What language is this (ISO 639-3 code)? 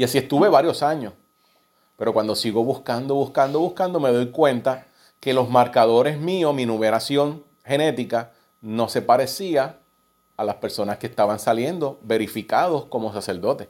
spa